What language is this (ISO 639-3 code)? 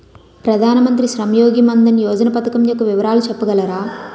tel